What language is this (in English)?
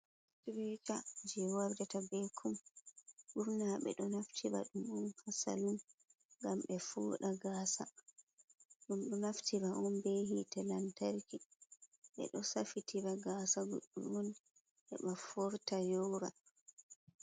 Fula